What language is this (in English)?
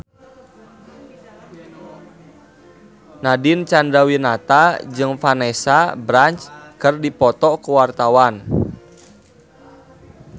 Sundanese